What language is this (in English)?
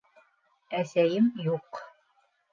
Bashkir